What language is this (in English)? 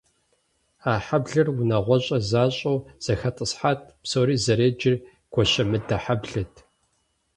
Kabardian